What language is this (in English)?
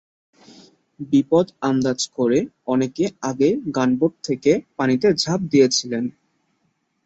Bangla